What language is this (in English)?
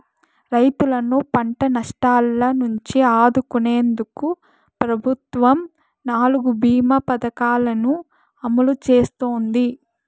Telugu